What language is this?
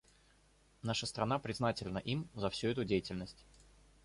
Russian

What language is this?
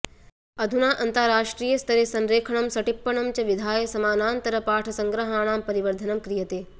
Sanskrit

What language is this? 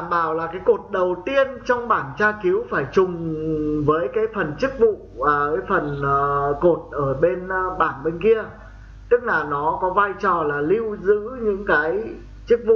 Vietnamese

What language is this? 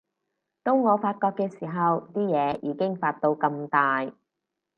Cantonese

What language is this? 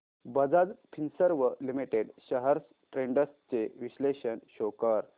Marathi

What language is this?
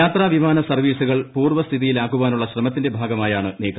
Malayalam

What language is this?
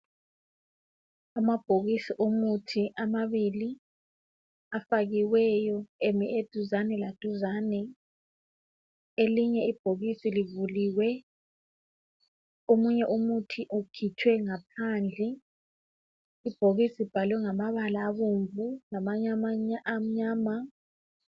North Ndebele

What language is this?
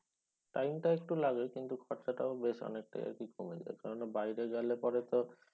Bangla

